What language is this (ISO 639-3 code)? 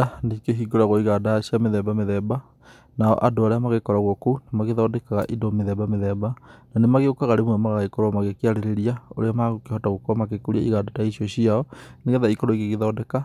kik